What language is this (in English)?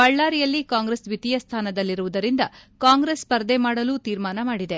Kannada